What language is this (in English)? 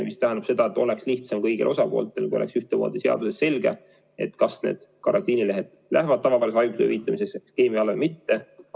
Estonian